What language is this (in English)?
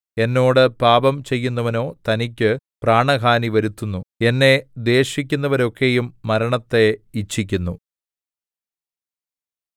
Malayalam